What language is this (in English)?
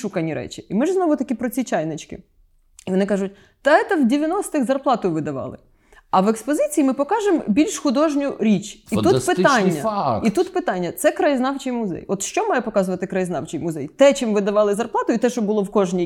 Ukrainian